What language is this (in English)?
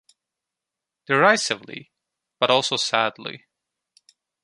English